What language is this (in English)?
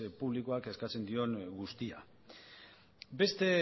Basque